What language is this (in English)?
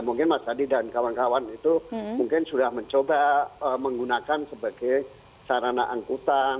Indonesian